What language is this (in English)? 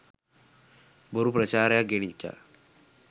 Sinhala